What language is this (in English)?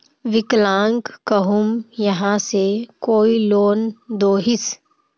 Magahi